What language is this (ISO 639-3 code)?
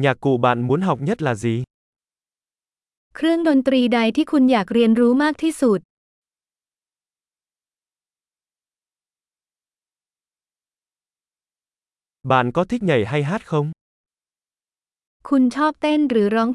vie